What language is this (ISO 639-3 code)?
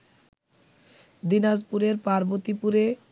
ben